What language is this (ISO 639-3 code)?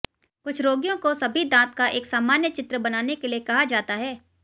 hin